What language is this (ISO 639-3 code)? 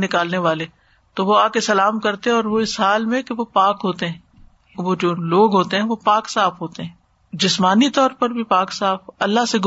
urd